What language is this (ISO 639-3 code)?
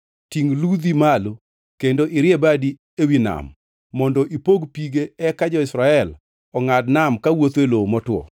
luo